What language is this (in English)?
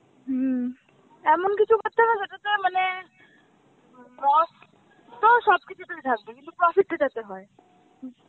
Bangla